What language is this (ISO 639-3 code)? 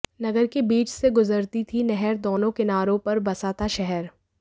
hin